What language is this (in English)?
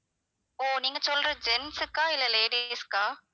Tamil